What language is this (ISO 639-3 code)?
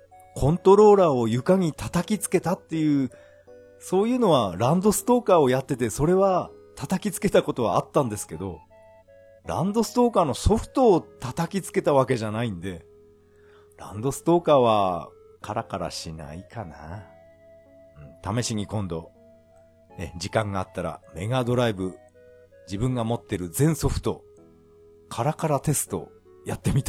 jpn